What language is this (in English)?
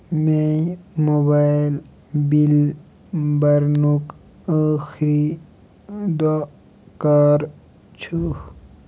Kashmiri